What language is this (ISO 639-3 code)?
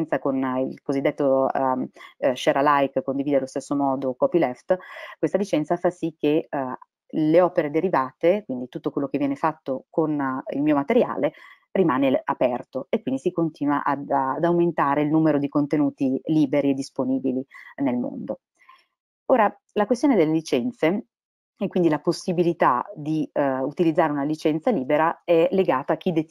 ita